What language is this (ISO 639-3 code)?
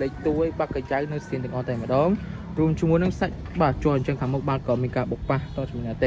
vie